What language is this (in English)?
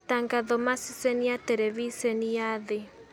Kikuyu